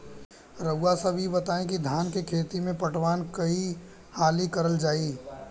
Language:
Bhojpuri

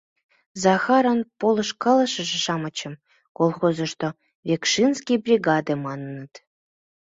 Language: Mari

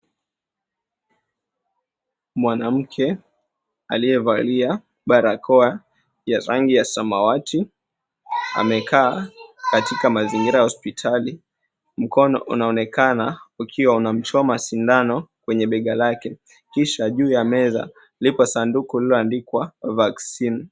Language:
Swahili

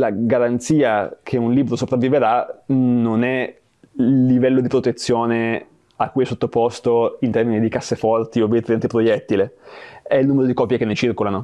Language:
Italian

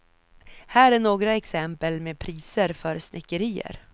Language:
Swedish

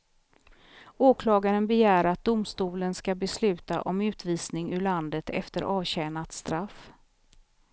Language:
Swedish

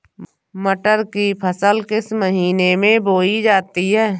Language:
Hindi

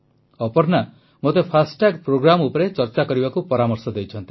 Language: Odia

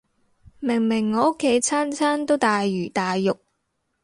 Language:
Cantonese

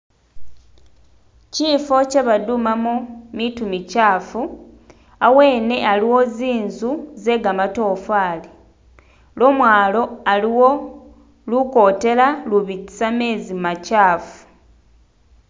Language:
Masaaba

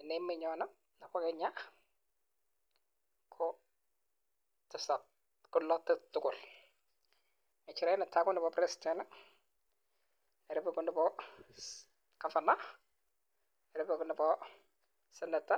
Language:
Kalenjin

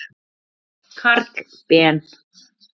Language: Icelandic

